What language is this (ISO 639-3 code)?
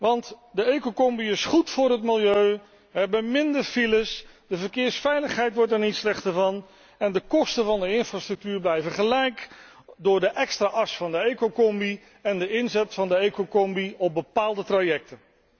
nld